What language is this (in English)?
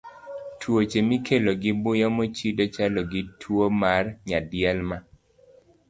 Luo (Kenya and Tanzania)